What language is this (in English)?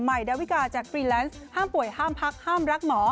Thai